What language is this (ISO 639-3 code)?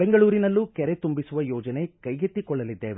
kan